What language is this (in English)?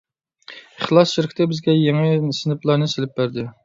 Uyghur